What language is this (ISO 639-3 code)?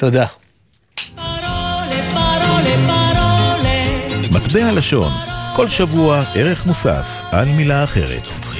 heb